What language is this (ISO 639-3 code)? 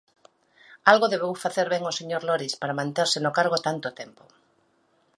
glg